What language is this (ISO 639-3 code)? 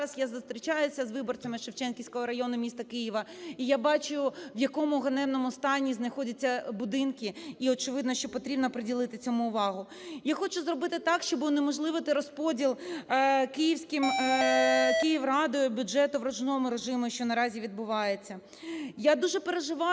ukr